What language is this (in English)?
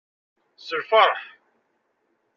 Kabyle